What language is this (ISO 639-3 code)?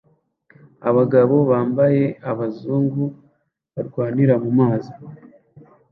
kin